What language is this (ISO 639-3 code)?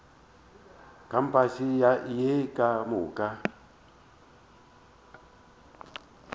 nso